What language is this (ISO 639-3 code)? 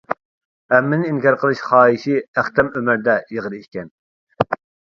uig